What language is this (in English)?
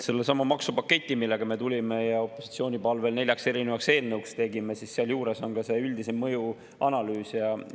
Estonian